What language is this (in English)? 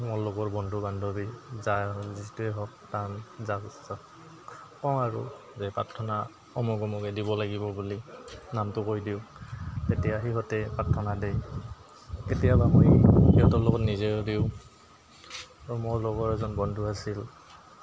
Assamese